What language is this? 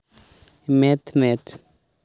Santali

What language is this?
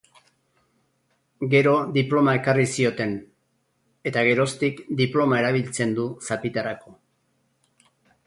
Basque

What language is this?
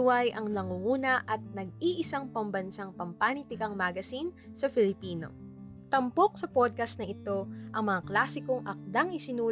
Filipino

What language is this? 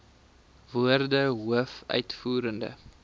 Afrikaans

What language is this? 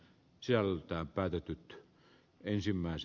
Finnish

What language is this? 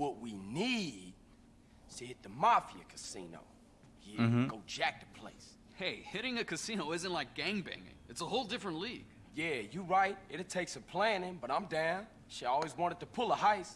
Turkish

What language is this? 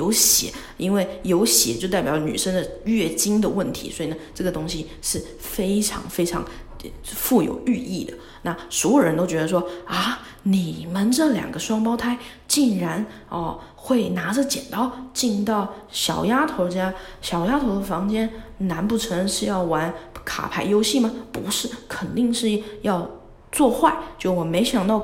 Chinese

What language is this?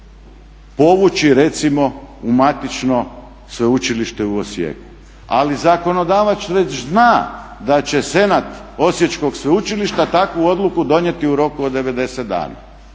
Croatian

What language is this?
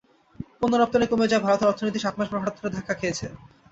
Bangla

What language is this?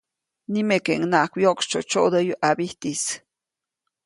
Copainalá Zoque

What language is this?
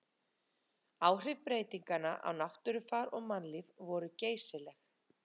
Icelandic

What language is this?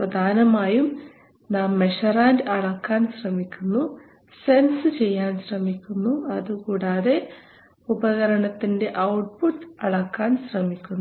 Malayalam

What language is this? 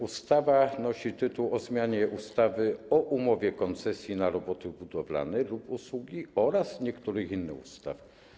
Polish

